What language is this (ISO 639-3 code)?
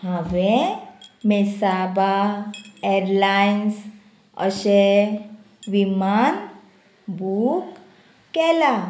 kok